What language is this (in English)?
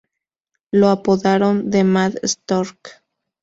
Spanish